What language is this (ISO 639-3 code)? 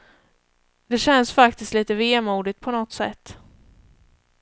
swe